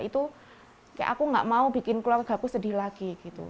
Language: Indonesian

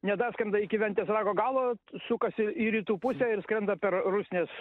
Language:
Lithuanian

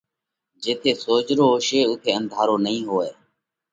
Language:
Parkari Koli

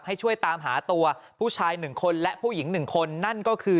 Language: Thai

